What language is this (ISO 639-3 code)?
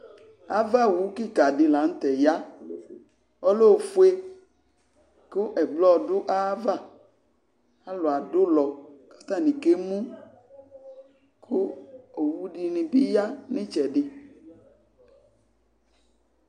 kpo